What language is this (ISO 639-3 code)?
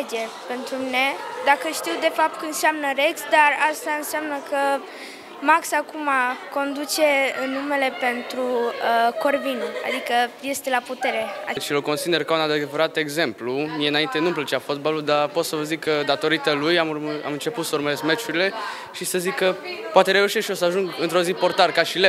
ron